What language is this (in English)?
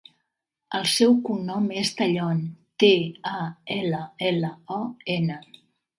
Catalan